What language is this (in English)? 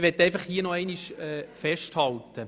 Swiss German